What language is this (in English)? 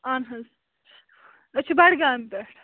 Kashmiri